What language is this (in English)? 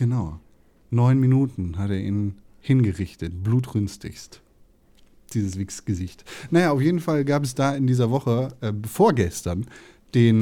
German